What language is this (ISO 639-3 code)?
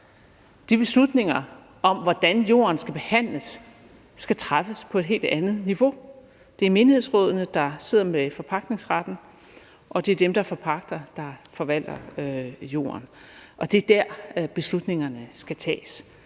dan